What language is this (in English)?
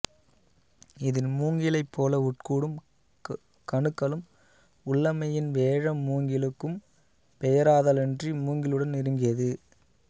Tamil